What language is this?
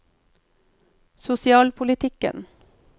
Norwegian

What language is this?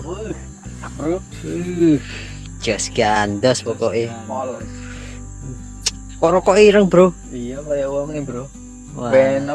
Indonesian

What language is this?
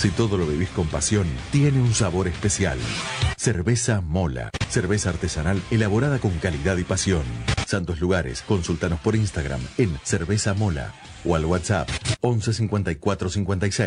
Spanish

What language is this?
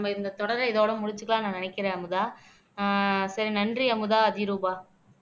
Tamil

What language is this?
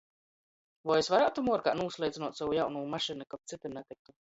Latgalian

